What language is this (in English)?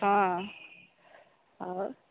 Odia